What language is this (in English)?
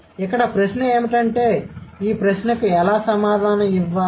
Telugu